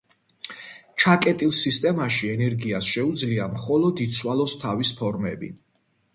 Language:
Georgian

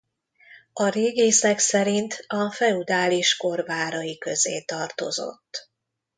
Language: Hungarian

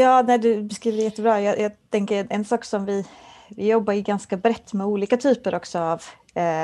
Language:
Swedish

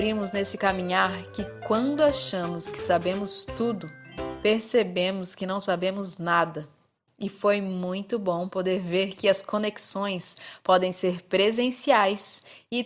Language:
Portuguese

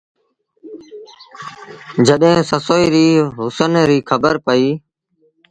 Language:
Sindhi Bhil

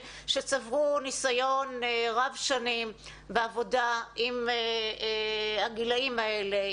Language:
Hebrew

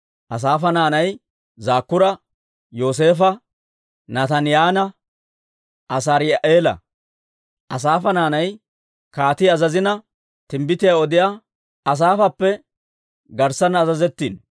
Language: Dawro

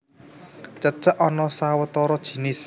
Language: Javanese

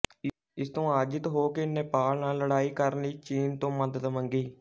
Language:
Punjabi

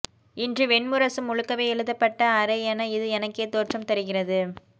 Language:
Tamil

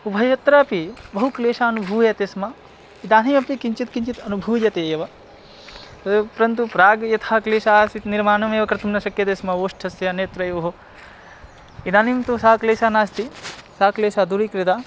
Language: Sanskrit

